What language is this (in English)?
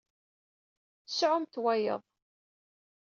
Kabyle